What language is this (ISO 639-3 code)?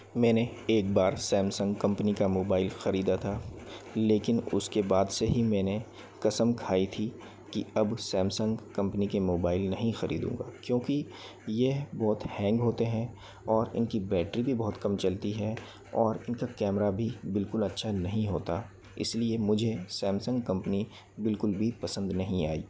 hin